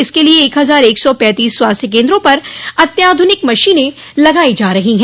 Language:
Hindi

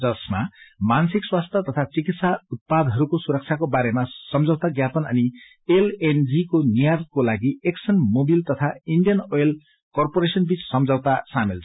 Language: Nepali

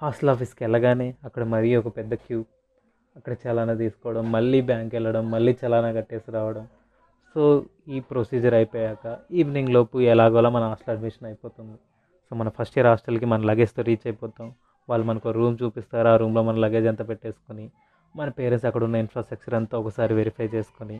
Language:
Telugu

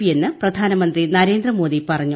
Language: Malayalam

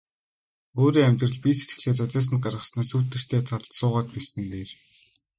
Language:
Mongolian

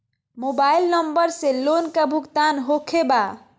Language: Magahi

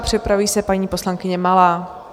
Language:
Czech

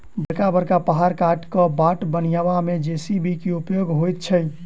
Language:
Maithili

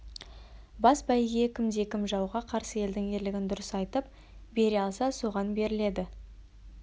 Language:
Kazakh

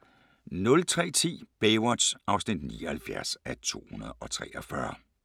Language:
Danish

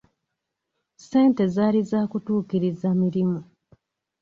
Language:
Ganda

